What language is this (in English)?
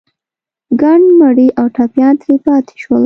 Pashto